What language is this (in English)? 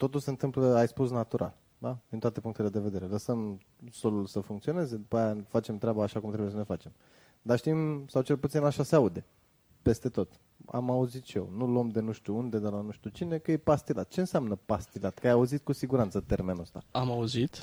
Romanian